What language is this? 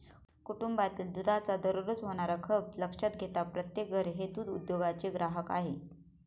Marathi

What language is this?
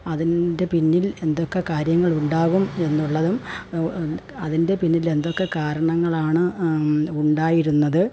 Malayalam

